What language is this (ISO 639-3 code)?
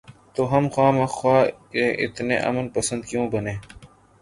urd